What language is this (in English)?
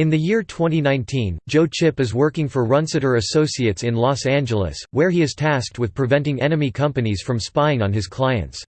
English